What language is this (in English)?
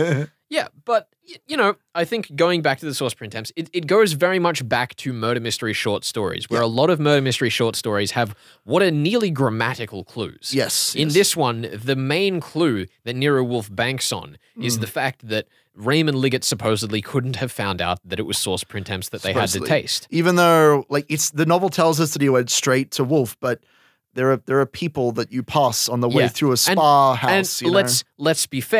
English